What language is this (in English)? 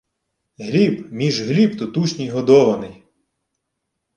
Ukrainian